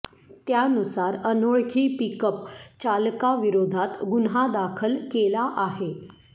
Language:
Marathi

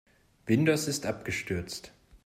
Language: German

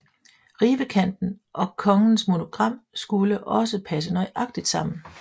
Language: Danish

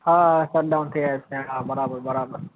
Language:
Gujarati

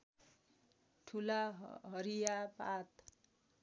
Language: Nepali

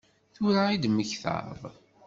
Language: Kabyle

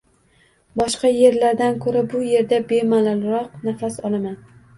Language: Uzbek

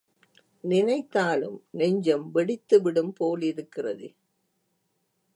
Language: Tamil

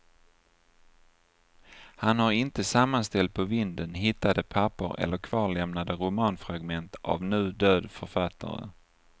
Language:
Swedish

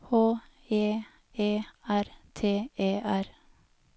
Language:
Norwegian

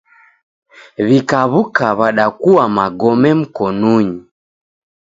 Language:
Taita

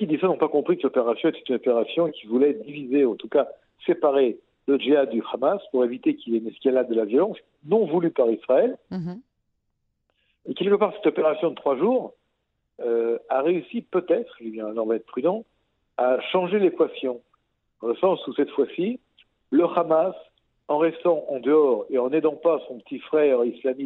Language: French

